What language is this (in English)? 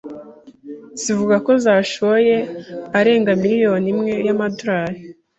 Kinyarwanda